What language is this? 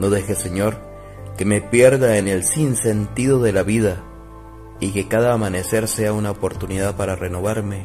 Spanish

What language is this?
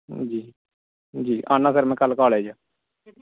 Dogri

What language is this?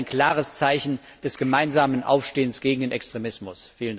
German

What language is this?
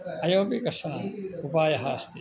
Sanskrit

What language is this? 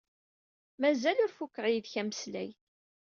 Kabyle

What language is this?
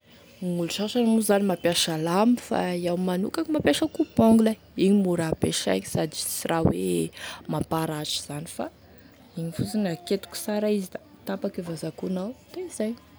Tesaka Malagasy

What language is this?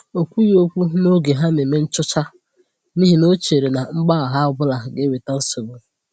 Igbo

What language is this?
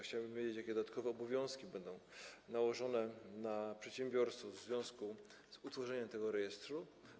Polish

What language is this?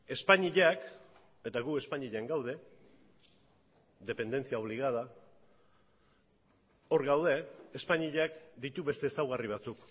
Basque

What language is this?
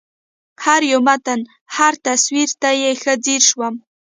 Pashto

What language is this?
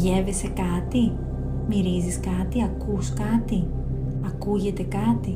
Greek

